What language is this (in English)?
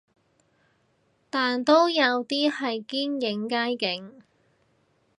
Cantonese